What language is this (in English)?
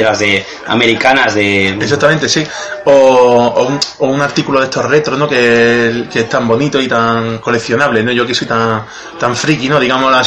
Spanish